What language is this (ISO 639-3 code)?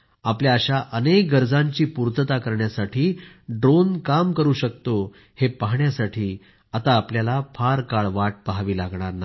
mar